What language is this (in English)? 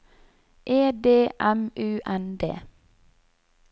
Norwegian